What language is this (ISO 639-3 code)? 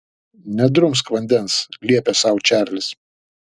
lit